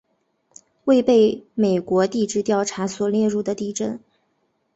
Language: Chinese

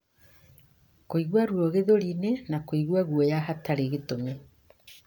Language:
Kikuyu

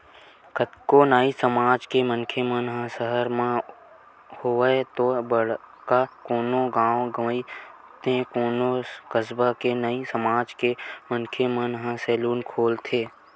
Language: Chhattisgarhi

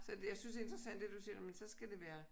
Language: Danish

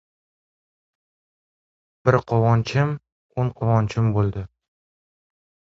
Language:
Uzbek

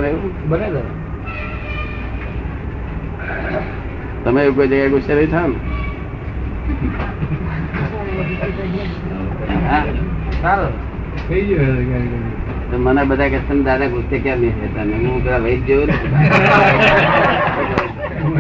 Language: Gujarati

